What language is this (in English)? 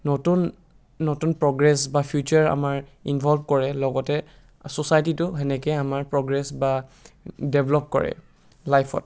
Assamese